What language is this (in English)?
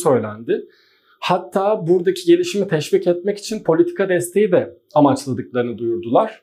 Turkish